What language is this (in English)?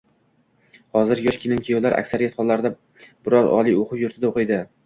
Uzbek